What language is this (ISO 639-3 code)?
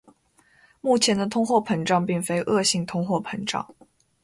zho